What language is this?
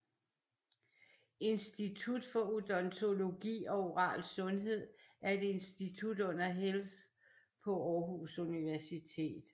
Danish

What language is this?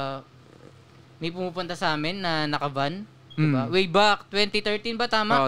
Filipino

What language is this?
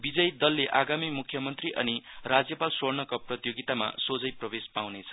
Nepali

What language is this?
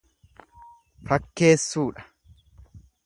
Oromo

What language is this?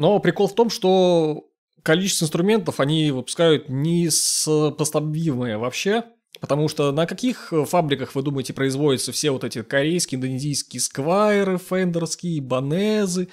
Russian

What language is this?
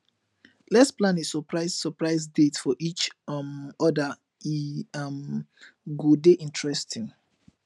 Nigerian Pidgin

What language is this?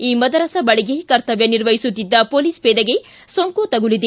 Kannada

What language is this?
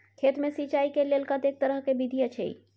Maithili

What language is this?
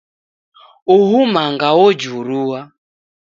Taita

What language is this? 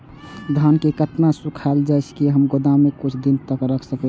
Maithili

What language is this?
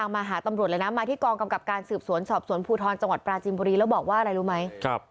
Thai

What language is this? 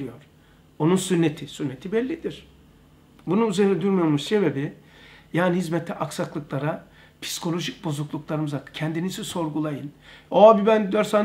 Turkish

